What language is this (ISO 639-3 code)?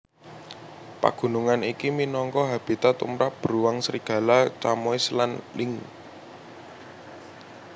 jav